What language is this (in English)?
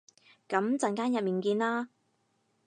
Cantonese